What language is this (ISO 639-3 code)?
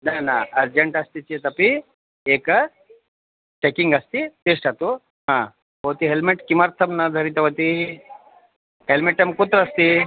san